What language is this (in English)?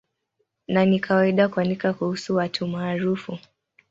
Swahili